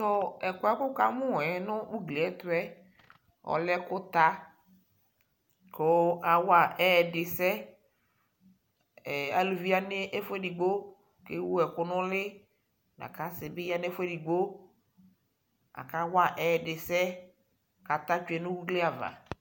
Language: Ikposo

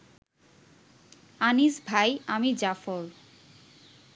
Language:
Bangla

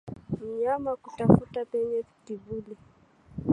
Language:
Swahili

